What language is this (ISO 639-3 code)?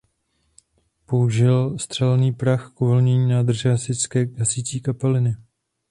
ces